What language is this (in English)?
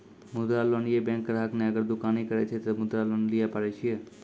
Maithili